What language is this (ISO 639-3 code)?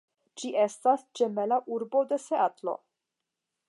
epo